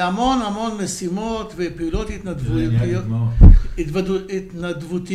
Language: Hebrew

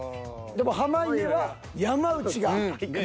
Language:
Japanese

